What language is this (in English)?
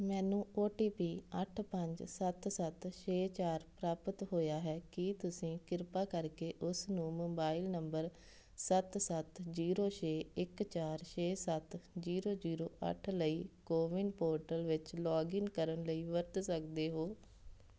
Punjabi